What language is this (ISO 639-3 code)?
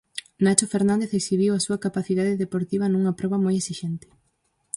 glg